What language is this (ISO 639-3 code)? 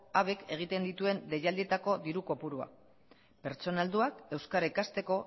eus